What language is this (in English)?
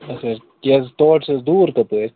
Kashmiri